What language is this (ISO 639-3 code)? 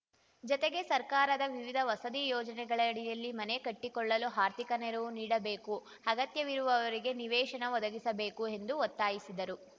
kan